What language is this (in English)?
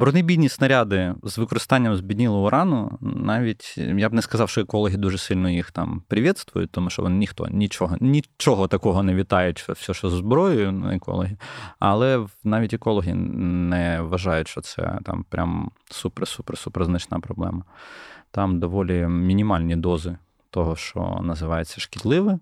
Ukrainian